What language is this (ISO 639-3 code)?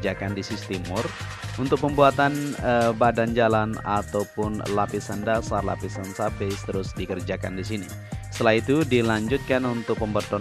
ind